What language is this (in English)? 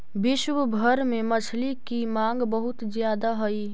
Magahi